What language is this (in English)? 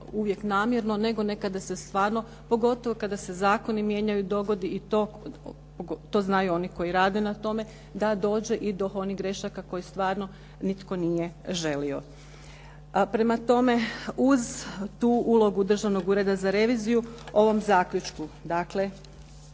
Croatian